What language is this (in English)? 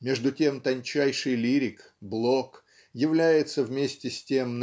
Russian